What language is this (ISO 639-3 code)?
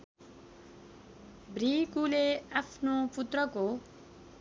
nep